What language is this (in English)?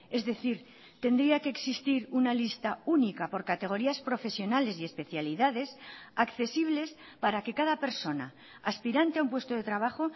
Spanish